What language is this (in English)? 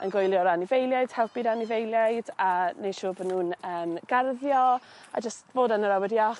Welsh